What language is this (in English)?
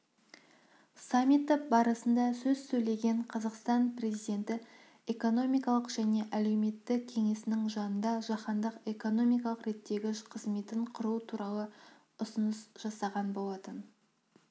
Kazakh